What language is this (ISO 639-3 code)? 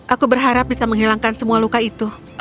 ind